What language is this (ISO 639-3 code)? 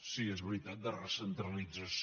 cat